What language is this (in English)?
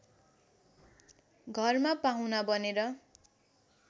Nepali